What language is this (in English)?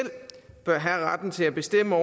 Danish